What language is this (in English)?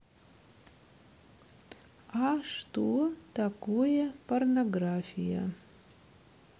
Russian